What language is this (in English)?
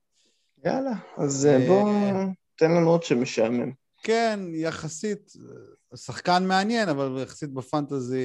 Hebrew